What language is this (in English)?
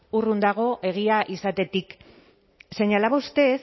Basque